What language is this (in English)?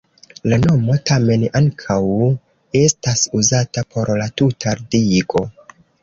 Esperanto